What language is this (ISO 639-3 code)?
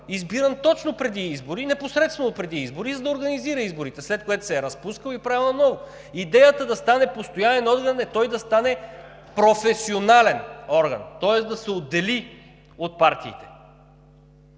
bul